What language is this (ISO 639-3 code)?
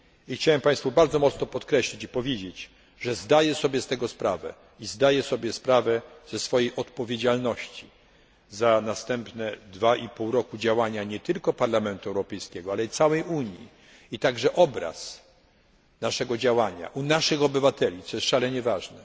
pol